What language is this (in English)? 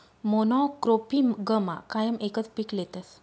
Marathi